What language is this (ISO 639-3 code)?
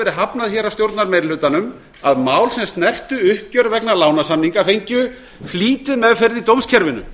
isl